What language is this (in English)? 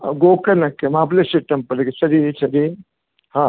Kannada